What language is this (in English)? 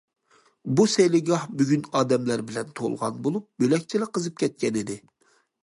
Uyghur